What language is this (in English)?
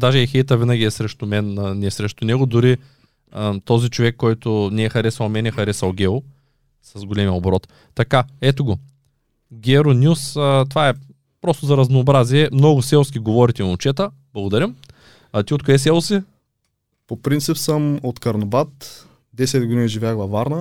Bulgarian